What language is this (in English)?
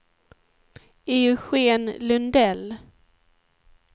Swedish